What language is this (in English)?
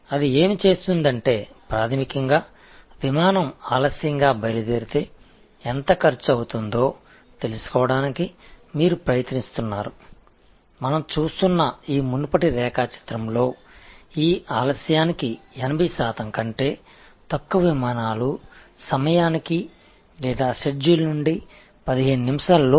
Tamil